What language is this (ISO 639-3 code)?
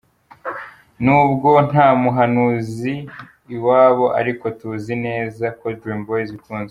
kin